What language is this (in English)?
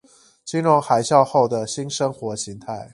Chinese